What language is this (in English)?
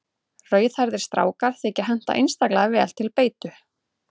Icelandic